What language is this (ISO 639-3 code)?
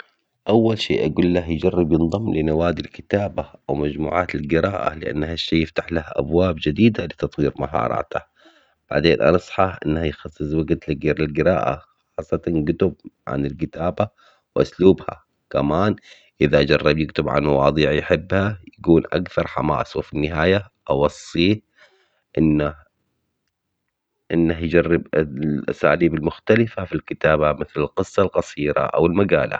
acx